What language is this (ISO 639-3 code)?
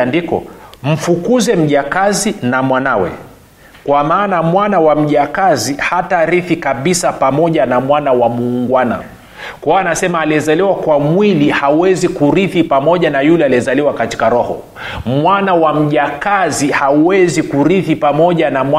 swa